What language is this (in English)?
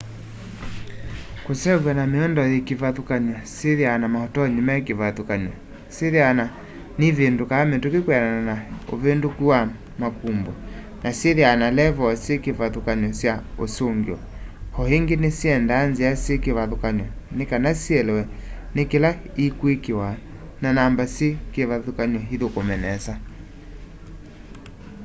Kamba